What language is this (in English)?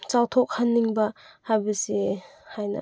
Manipuri